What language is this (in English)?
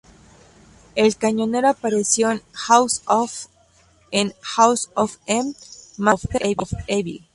Spanish